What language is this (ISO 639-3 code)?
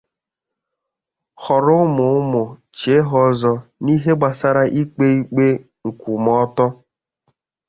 ibo